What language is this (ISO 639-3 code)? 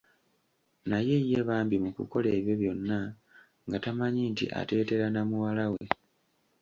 lug